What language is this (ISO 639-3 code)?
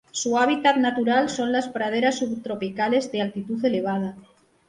spa